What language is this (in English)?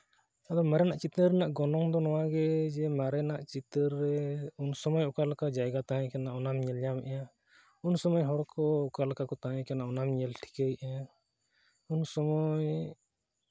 Santali